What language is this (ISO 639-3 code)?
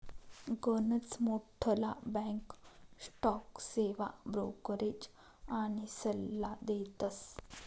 mar